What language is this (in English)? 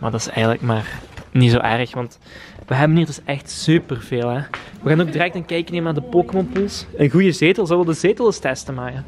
Dutch